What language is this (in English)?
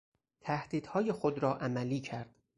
Persian